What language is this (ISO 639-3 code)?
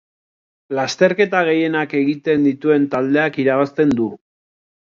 eus